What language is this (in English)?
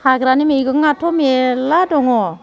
Bodo